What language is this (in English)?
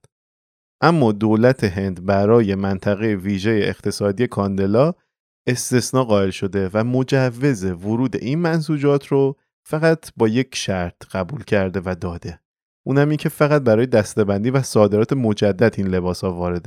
Persian